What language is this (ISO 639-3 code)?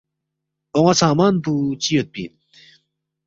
bft